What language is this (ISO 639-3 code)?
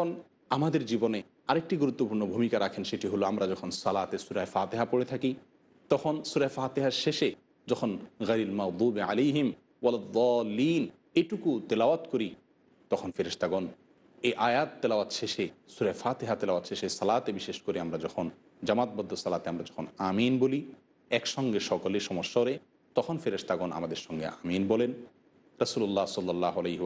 ron